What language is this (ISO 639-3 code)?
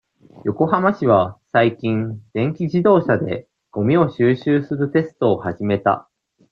jpn